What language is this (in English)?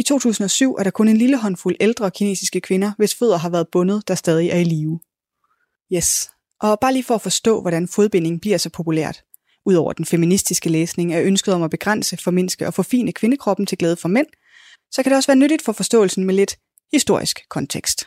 Danish